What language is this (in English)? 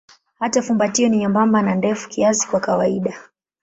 Swahili